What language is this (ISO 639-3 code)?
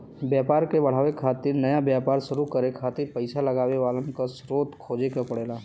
bho